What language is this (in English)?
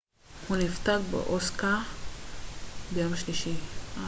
Hebrew